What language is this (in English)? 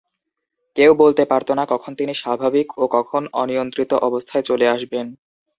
Bangla